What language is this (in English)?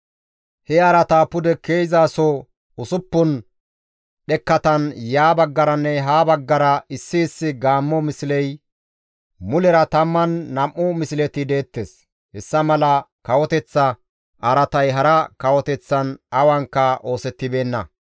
Gamo